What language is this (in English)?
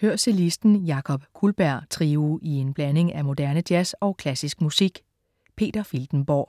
Danish